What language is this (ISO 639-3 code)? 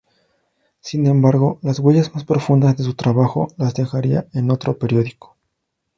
spa